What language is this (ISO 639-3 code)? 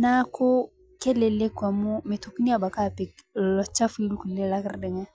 mas